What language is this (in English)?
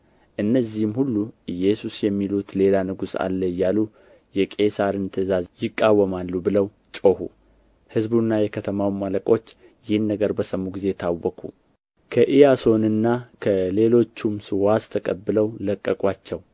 Amharic